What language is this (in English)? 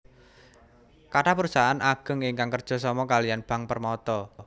Javanese